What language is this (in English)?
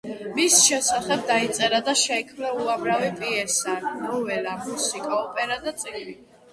Georgian